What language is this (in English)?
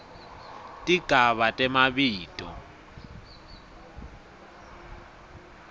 Swati